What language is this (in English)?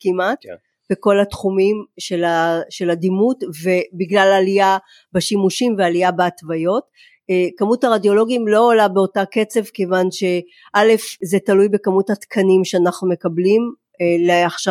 Hebrew